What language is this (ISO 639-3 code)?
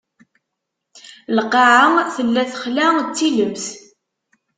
kab